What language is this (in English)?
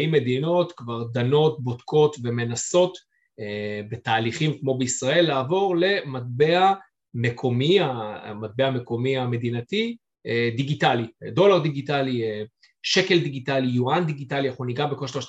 Hebrew